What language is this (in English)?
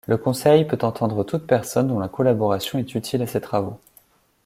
French